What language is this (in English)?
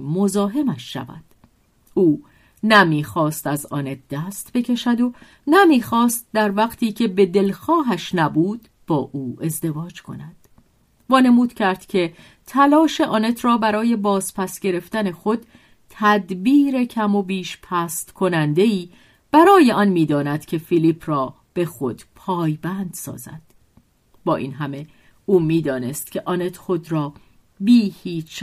Persian